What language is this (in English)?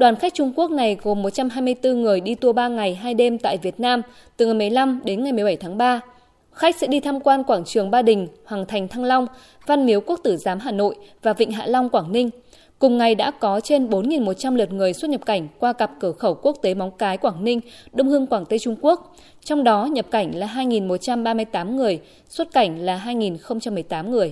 Vietnamese